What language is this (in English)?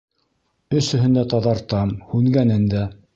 Bashkir